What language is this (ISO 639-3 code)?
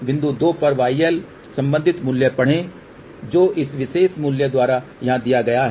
hin